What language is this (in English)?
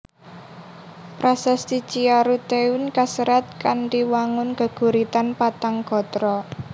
Javanese